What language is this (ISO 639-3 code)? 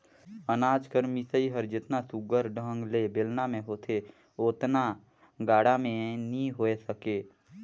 hne